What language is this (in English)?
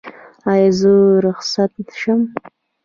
Pashto